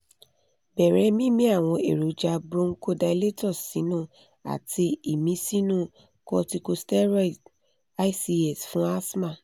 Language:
Yoruba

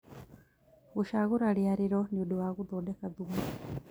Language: Kikuyu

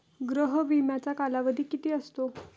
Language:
Marathi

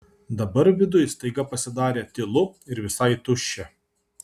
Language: Lithuanian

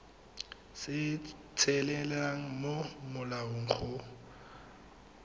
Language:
Tswana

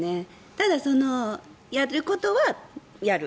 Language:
Japanese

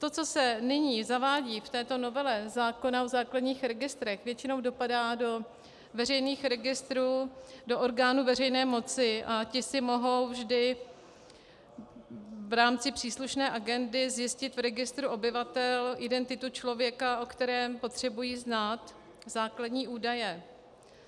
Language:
Czech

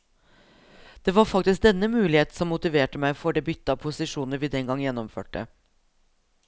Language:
Norwegian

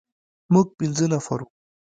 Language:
Pashto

